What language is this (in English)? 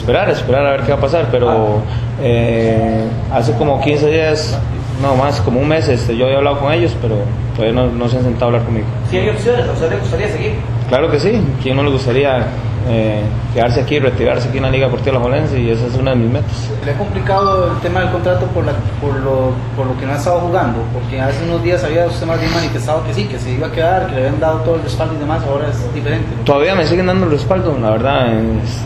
Spanish